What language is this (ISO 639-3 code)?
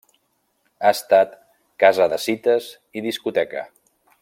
cat